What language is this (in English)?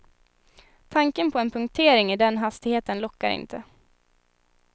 Swedish